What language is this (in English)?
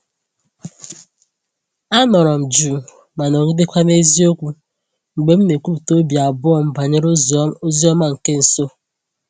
Igbo